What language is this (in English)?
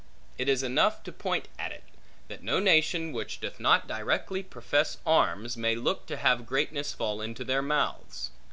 English